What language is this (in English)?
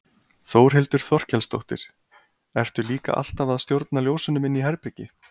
Icelandic